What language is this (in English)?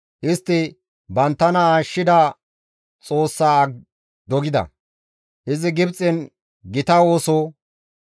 Gamo